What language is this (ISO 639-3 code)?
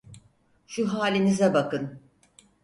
tur